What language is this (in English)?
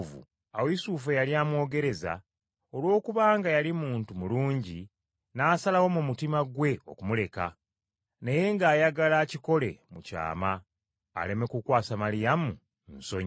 Ganda